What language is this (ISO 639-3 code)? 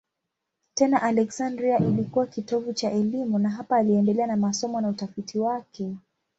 swa